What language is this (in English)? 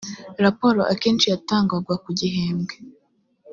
Kinyarwanda